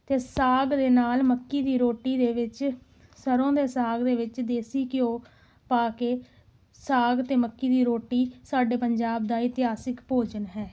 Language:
Punjabi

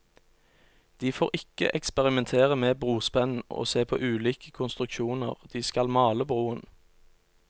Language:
Norwegian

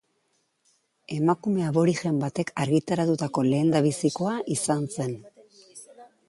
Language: Basque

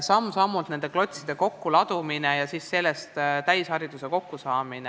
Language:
Estonian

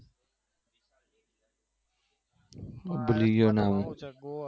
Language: Gujarati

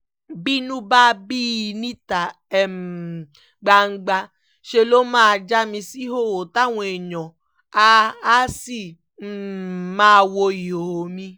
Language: Yoruba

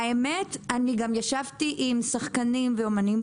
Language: Hebrew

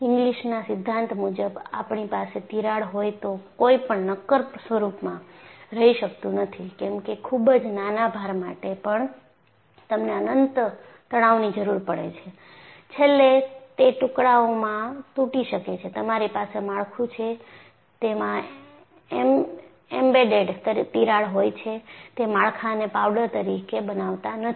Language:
Gujarati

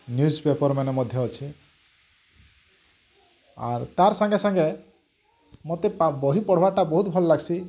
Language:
Odia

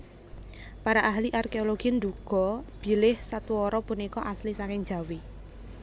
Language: Javanese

